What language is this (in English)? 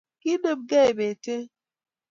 Kalenjin